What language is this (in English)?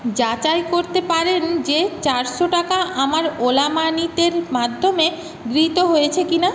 Bangla